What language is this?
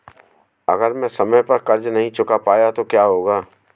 Hindi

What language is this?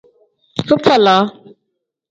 Tem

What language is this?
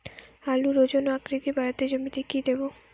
Bangla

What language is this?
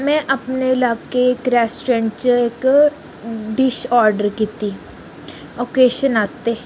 Dogri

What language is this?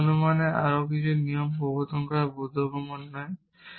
Bangla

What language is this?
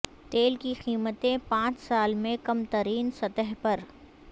Urdu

